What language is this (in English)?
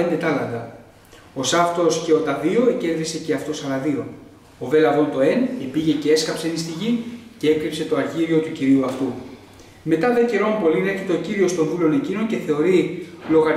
Greek